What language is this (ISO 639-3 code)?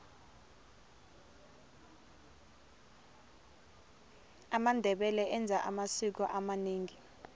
tso